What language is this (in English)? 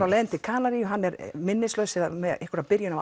Icelandic